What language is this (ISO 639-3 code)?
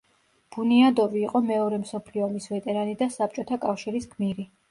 kat